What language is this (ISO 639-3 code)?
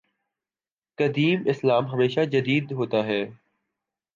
urd